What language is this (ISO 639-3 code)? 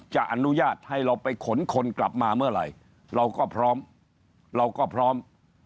tha